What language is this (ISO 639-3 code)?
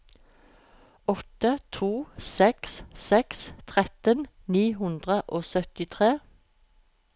nor